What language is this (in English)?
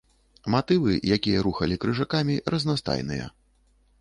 Belarusian